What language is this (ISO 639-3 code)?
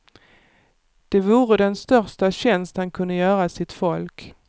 swe